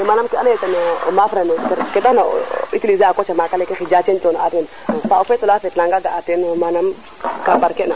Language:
Serer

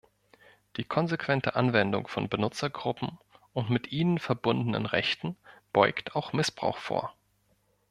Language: German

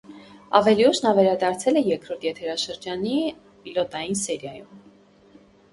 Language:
Armenian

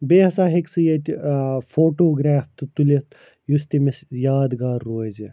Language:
Kashmiri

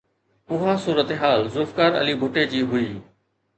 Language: Sindhi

